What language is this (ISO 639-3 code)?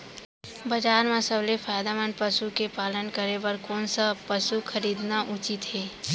hne